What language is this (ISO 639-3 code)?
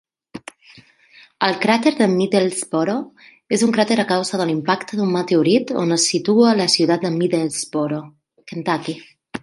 cat